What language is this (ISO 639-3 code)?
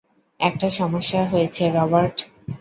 ben